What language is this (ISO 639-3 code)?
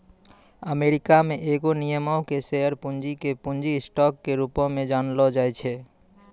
mai